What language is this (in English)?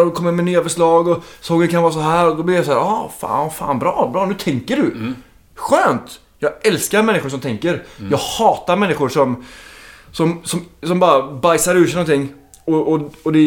Swedish